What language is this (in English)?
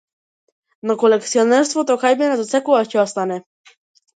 Macedonian